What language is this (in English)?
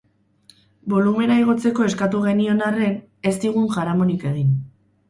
Basque